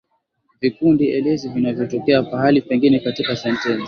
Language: Swahili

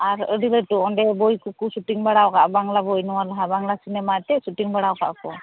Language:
Santali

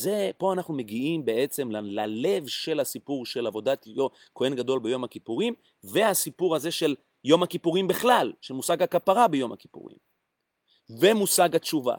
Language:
Hebrew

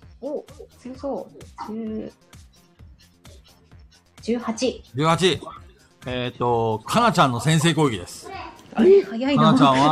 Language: Japanese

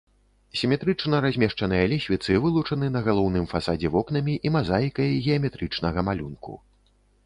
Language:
Belarusian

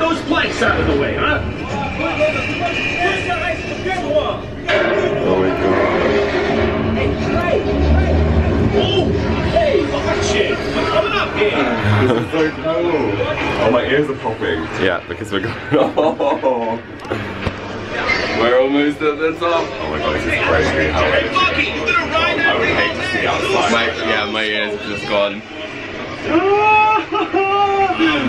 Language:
English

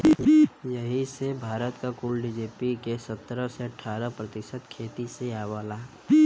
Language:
Bhojpuri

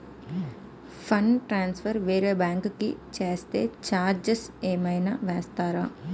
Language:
Telugu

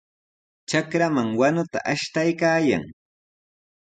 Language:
Sihuas Ancash Quechua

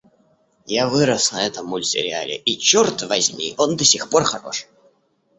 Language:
Russian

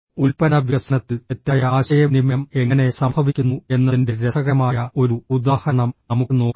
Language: Malayalam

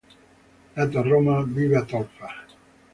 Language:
Italian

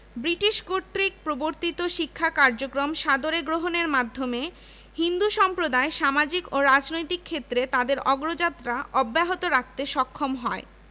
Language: Bangla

